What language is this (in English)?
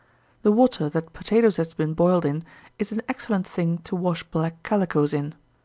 English